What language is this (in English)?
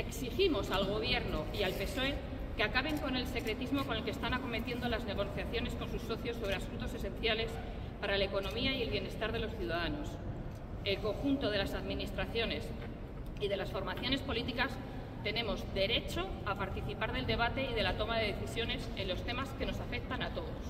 Spanish